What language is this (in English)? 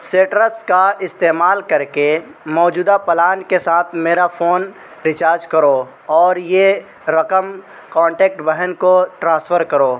Urdu